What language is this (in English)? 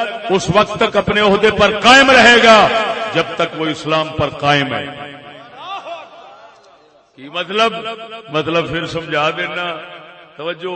Urdu